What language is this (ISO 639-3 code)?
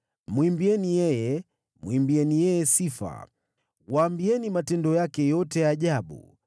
swa